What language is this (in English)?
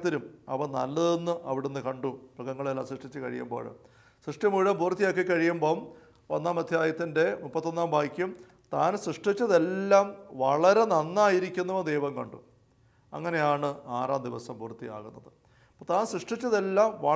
Malayalam